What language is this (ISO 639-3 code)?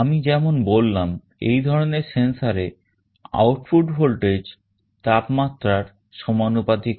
ben